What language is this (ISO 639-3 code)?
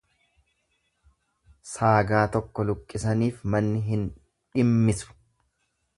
orm